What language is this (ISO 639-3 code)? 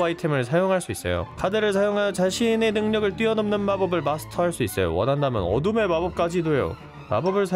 kor